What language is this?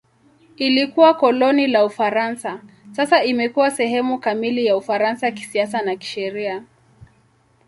Swahili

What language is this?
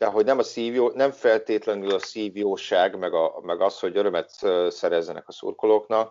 Hungarian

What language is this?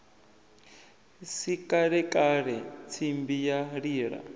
Venda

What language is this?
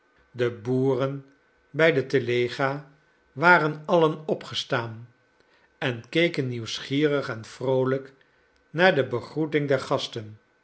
Dutch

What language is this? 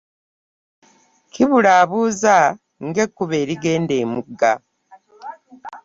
Ganda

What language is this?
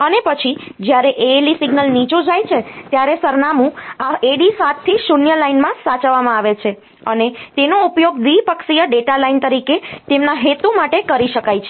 Gujarati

